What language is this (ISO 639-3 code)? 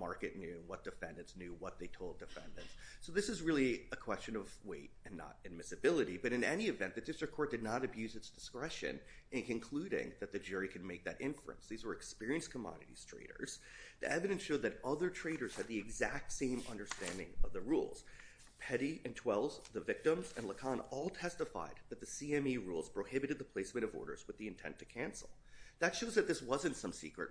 eng